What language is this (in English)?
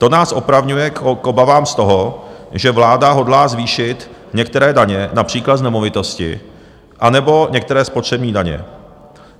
Czech